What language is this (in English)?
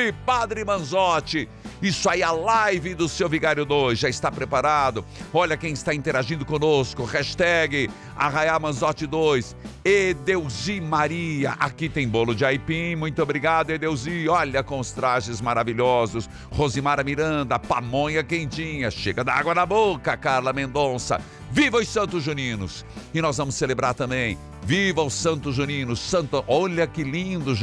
Portuguese